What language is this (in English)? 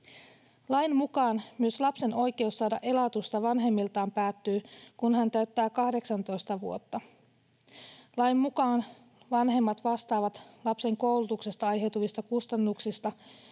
Finnish